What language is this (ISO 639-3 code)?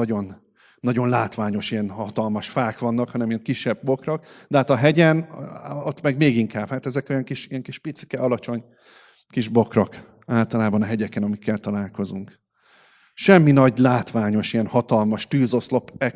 hun